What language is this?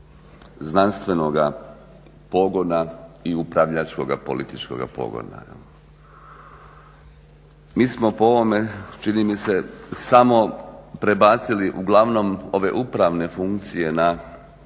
Croatian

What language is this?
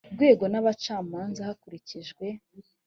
Kinyarwanda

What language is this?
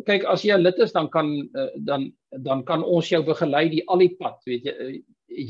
Dutch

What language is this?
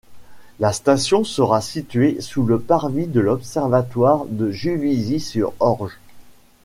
French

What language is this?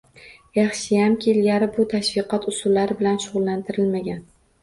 Uzbek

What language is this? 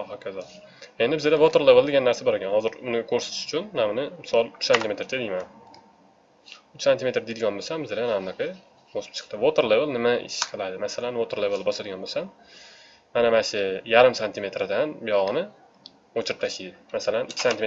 Turkish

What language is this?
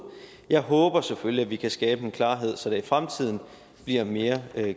Danish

